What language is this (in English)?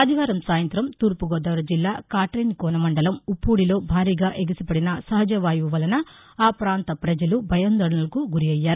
Telugu